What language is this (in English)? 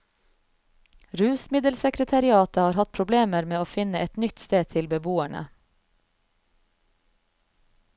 Norwegian